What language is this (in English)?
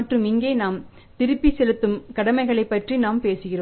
Tamil